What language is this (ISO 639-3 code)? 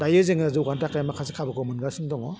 brx